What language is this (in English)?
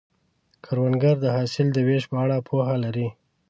Pashto